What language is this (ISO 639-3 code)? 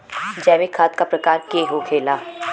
bho